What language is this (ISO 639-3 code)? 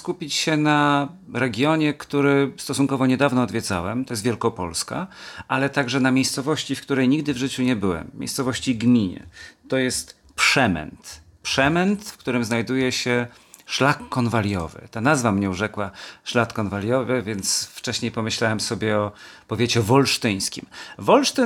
pol